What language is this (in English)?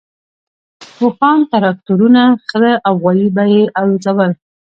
Pashto